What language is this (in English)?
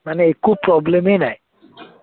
Assamese